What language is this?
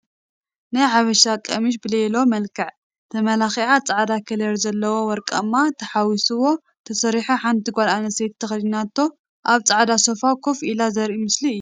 Tigrinya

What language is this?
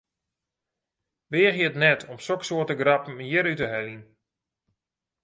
Western Frisian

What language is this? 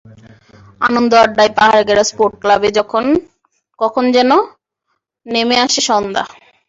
Bangla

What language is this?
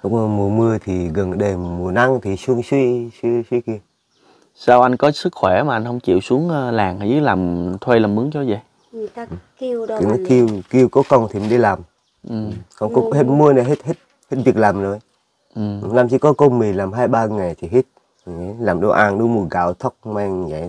Vietnamese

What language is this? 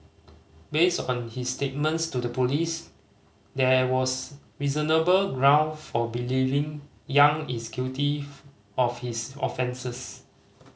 English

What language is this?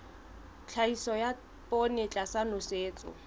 Southern Sotho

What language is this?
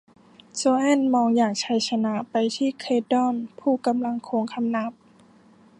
Thai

